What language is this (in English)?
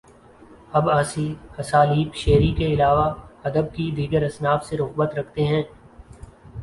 Urdu